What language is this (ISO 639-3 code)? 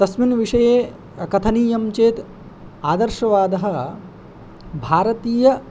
san